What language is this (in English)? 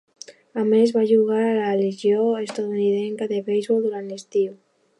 Catalan